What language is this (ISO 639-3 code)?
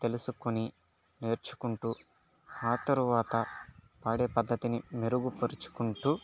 tel